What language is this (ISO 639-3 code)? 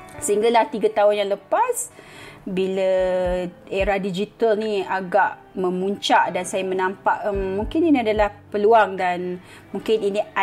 msa